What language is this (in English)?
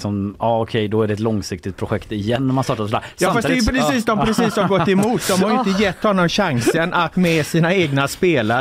Swedish